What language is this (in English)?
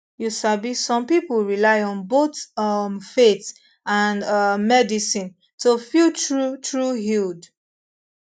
Nigerian Pidgin